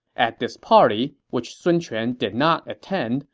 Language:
English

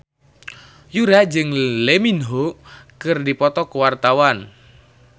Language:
Sundanese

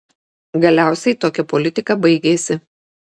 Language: Lithuanian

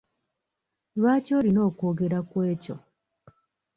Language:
Ganda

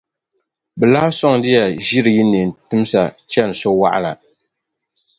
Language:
Dagbani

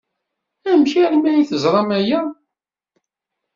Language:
Kabyle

